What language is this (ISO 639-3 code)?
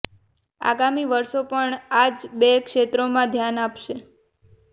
guj